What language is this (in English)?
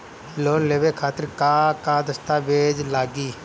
Bhojpuri